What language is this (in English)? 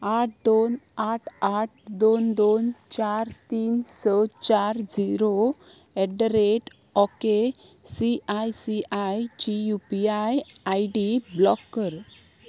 Konkani